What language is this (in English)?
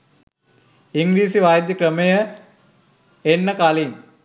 Sinhala